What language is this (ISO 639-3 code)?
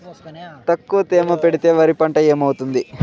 tel